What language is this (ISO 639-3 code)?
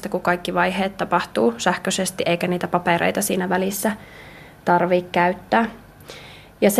fin